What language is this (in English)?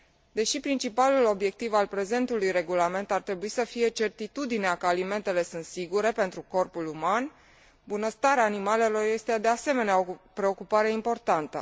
Romanian